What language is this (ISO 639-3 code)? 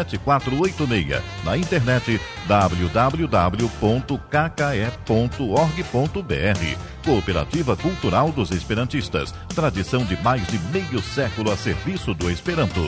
por